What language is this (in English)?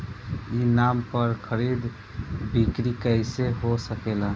Bhojpuri